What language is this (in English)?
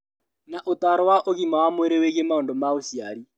Kikuyu